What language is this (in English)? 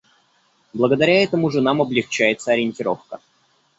Russian